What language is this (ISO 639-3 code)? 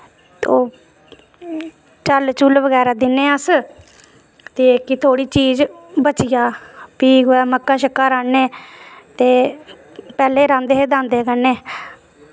doi